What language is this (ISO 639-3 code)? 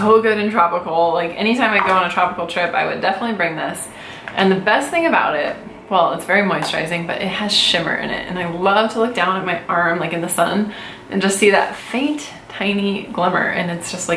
eng